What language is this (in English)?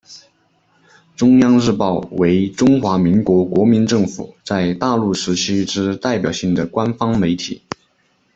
Chinese